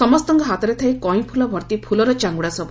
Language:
Odia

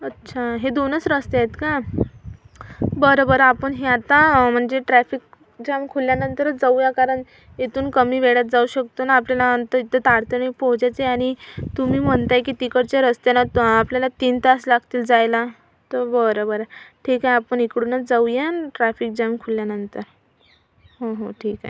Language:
Marathi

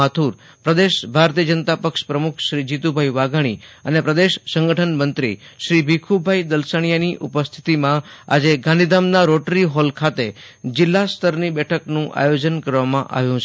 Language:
Gujarati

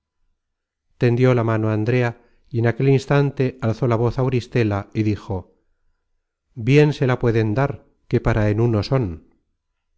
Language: Spanish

